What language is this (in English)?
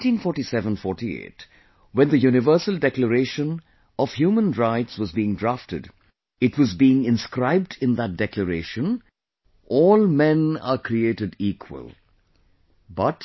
English